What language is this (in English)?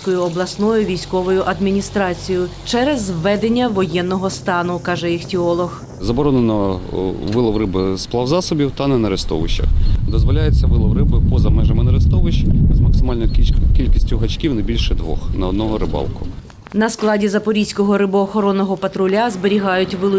Ukrainian